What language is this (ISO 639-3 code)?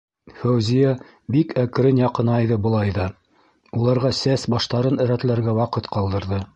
bak